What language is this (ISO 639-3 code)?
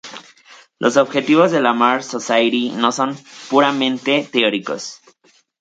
spa